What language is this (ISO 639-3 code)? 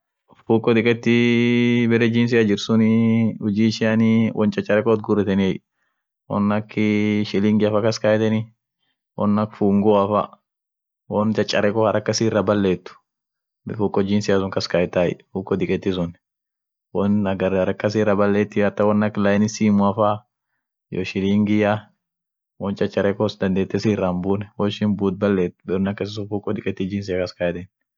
orc